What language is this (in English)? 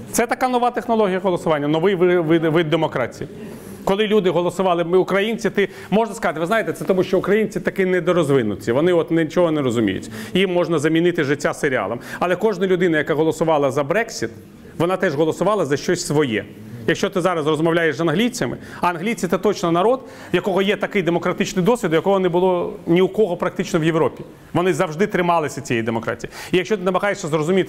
Ukrainian